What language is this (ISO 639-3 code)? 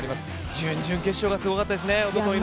jpn